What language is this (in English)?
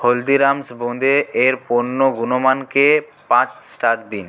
Bangla